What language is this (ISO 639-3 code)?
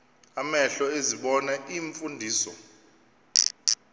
xho